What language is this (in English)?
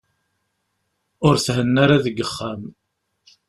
Kabyle